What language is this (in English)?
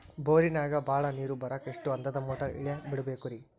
Kannada